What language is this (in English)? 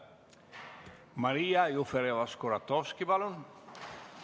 Estonian